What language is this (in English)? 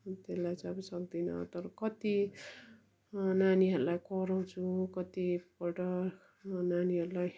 Nepali